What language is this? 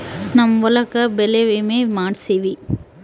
Kannada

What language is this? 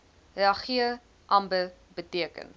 Afrikaans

